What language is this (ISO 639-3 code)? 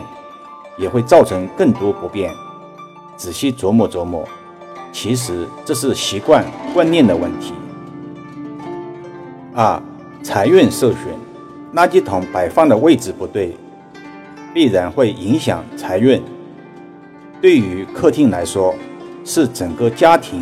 zho